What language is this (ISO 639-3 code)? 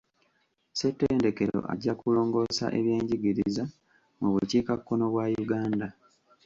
lug